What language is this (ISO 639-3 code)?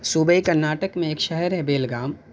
urd